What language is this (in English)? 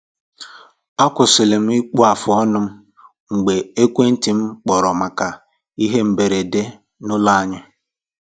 Igbo